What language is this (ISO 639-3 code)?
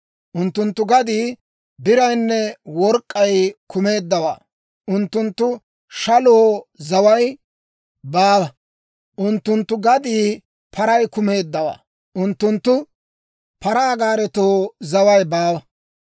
dwr